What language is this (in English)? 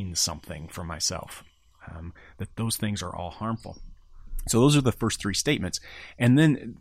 English